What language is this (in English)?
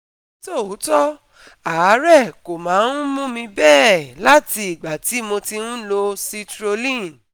Yoruba